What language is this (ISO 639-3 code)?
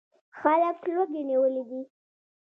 pus